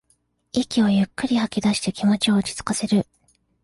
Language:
Japanese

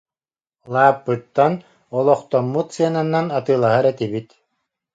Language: Yakut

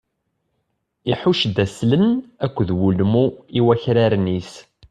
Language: Kabyle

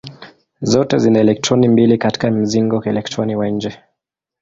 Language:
Swahili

